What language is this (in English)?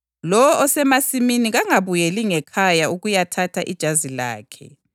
North Ndebele